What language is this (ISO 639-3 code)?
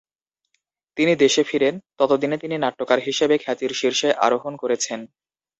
ben